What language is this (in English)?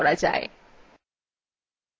Bangla